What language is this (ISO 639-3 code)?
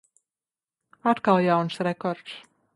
lav